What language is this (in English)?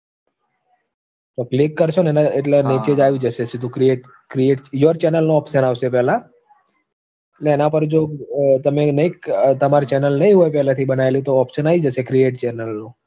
Gujarati